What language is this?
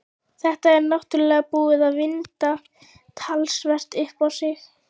Icelandic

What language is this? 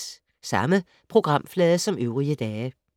Danish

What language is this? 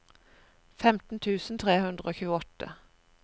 Norwegian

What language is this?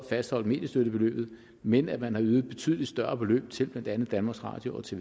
Danish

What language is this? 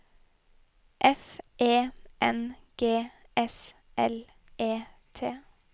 Norwegian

